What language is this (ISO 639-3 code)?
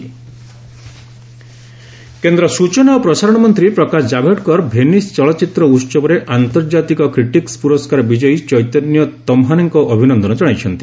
ori